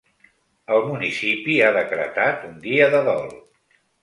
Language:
Catalan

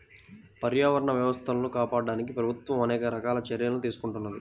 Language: Telugu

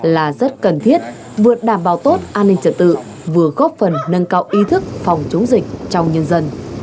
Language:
Vietnamese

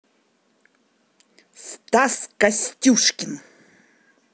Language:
Russian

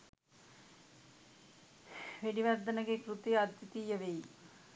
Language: Sinhala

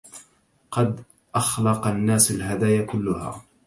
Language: Arabic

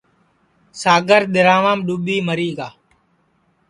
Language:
Sansi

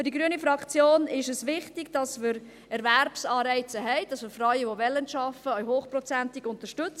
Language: Swiss German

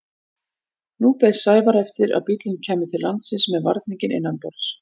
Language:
Icelandic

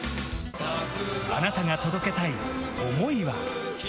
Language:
Japanese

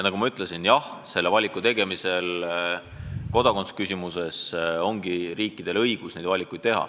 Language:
Estonian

